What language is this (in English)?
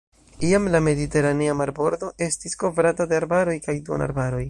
Esperanto